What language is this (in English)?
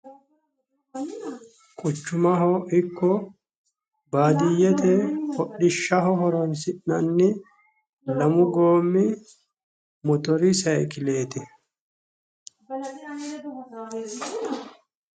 Sidamo